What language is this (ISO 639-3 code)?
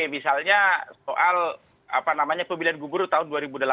ind